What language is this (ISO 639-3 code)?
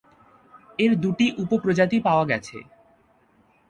ben